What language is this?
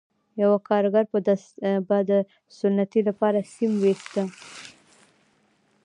Pashto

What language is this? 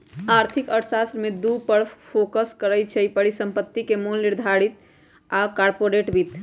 Magahi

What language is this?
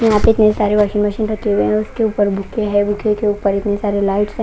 Hindi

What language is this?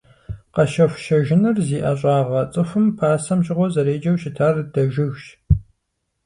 Kabardian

